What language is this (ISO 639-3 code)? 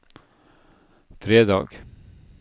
nor